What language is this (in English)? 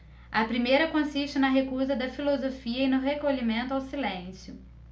Portuguese